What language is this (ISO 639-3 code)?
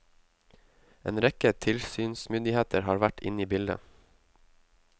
nor